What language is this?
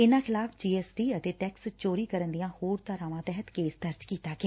Punjabi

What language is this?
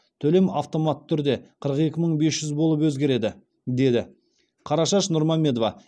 Kazakh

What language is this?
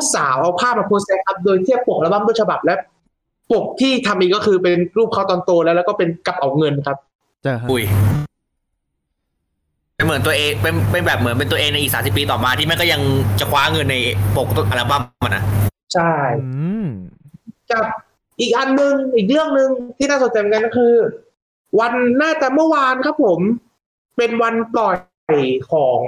Thai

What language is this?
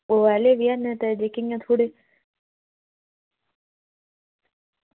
Dogri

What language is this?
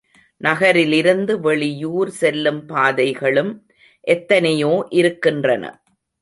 Tamil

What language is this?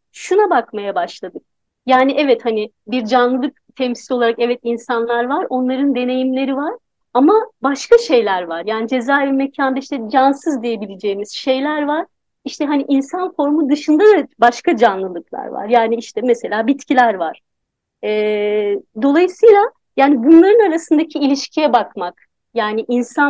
Turkish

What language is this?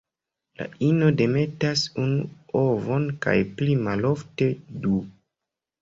Esperanto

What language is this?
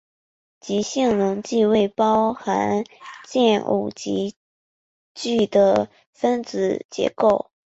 Chinese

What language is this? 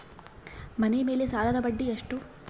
Kannada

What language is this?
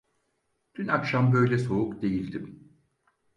Turkish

